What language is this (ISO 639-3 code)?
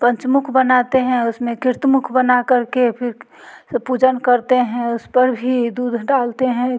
hin